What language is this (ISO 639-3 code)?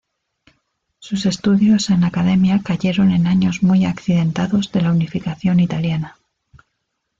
spa